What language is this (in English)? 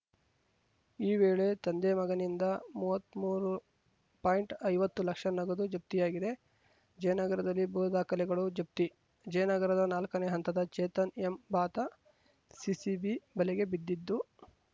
Kannada